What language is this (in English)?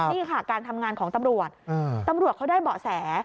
Thai